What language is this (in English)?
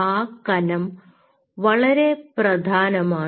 Malayalam